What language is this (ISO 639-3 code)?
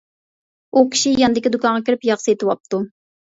uig